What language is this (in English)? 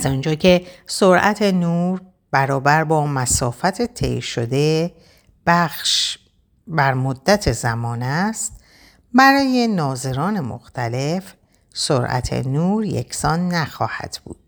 Persian